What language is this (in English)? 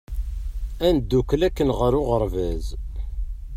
Kabyle